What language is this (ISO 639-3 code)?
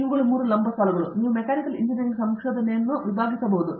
kan